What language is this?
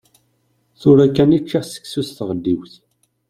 Kabyle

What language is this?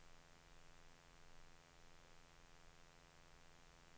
Danish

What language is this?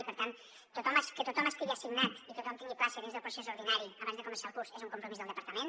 Catalan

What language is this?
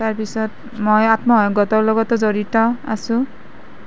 Assamese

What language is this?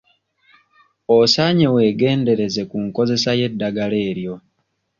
Ganda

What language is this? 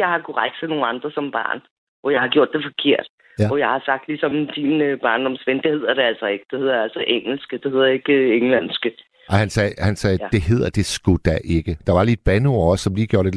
Danish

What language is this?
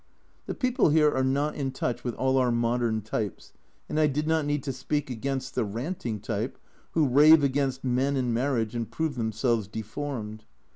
English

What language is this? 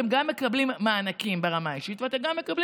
Hebrew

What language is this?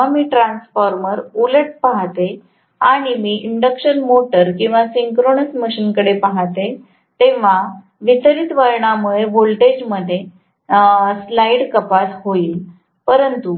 Marathi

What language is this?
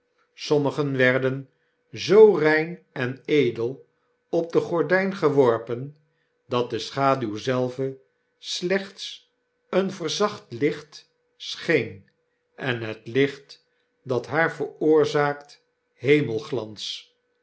Dutch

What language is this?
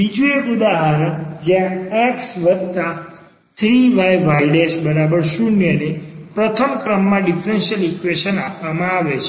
Gujarati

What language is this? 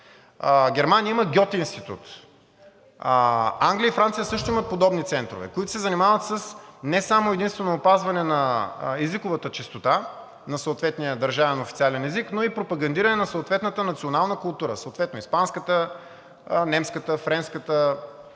Bulgarian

